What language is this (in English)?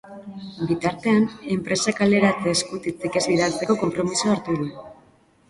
Basque